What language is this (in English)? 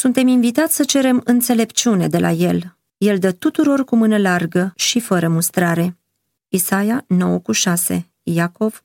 Romanian